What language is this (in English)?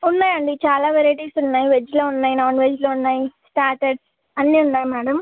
Telugu